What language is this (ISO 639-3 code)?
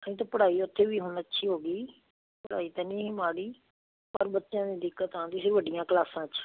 pan